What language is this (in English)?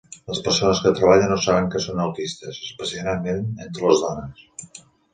Catalan